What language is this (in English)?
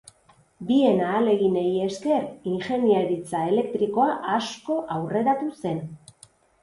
Basque